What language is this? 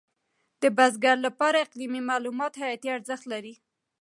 Pashto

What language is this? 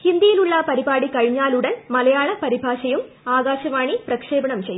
Malayalam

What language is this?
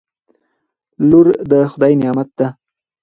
Pashto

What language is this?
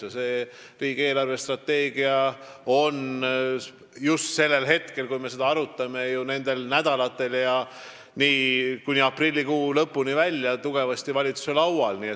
Estonian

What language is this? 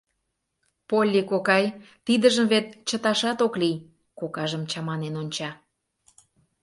Mari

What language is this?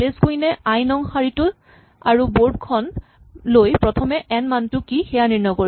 Assamese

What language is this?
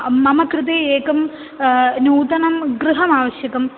Sanskrit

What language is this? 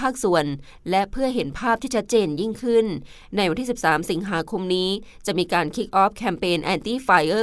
Thai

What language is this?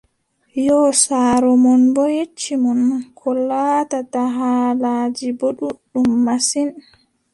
Adamawa Fulfulde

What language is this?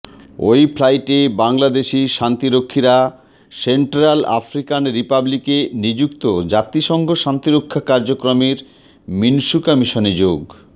Bangla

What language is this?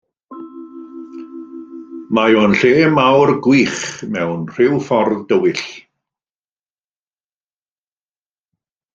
Welsh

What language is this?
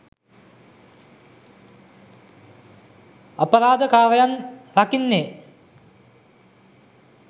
Sinhala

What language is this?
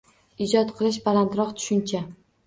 Uzbek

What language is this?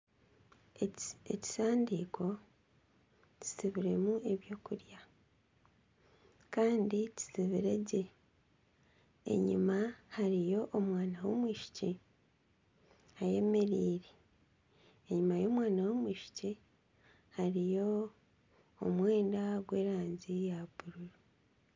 Nyankole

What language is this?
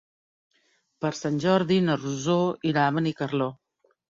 Catalan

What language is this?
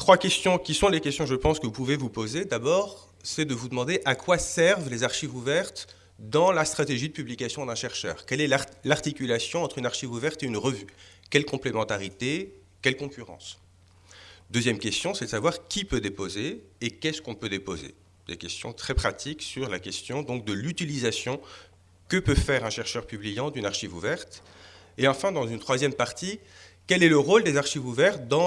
French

